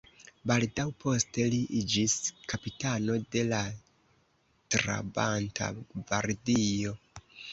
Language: Esperanto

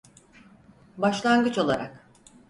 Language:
Turkish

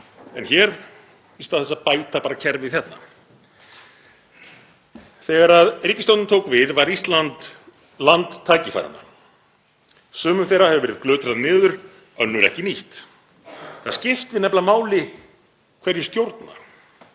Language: Icelandic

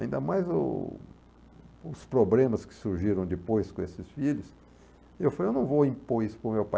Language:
Portuguese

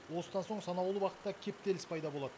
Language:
Kazakh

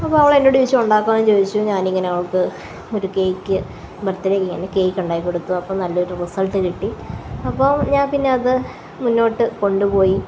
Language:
Malayalam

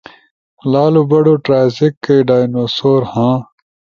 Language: Ushojo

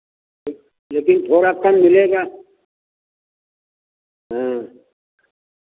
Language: Hindi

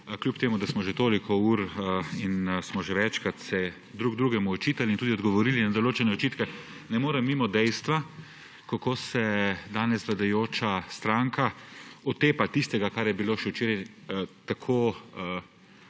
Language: Slovenian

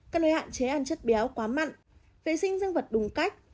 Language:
Vietnamese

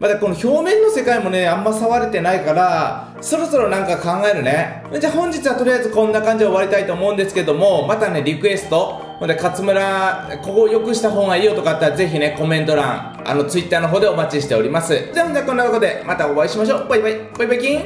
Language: Japanese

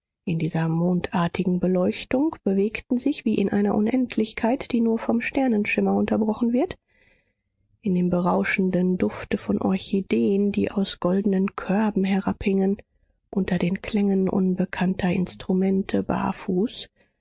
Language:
German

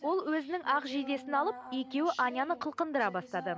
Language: Kazakh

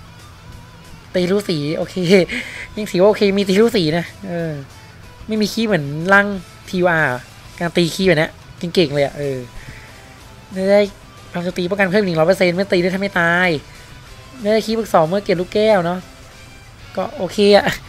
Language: Thai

